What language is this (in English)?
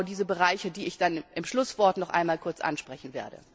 German